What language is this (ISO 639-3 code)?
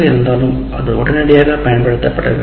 tam